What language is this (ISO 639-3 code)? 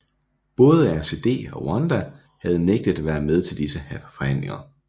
dan